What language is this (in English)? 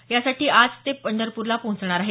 Marathi